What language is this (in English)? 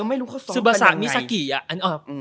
Thai